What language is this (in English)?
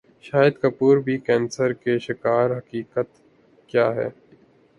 Urdu